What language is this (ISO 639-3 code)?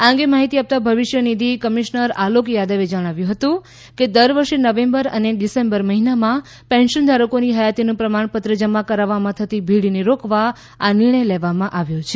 guj